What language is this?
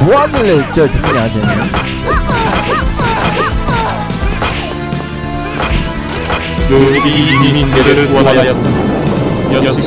Korean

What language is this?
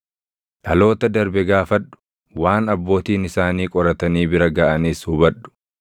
Oromo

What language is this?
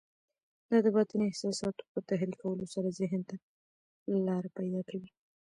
Pashto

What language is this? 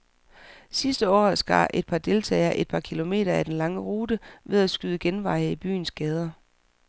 Danish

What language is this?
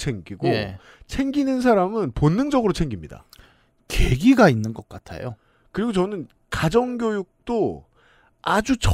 Korean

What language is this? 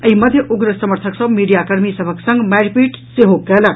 Maithili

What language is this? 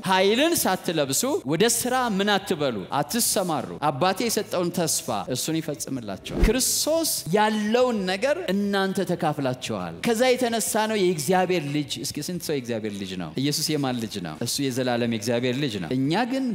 Arabic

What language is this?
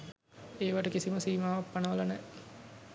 Sinhala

